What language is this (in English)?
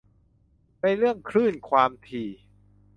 Thai